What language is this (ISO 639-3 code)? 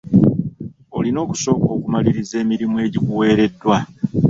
lug